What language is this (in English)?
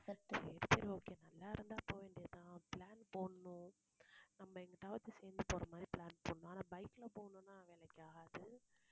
Tamil